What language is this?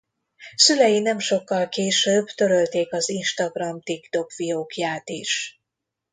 Hungarian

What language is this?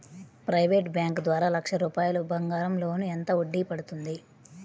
Telugu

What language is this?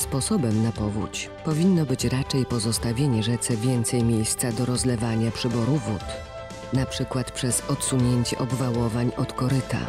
Polish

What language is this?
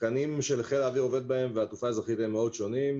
Hebrew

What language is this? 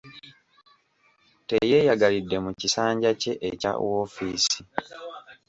Ganda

